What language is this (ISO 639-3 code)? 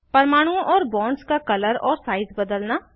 hin